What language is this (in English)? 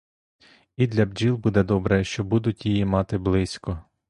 Ukrainian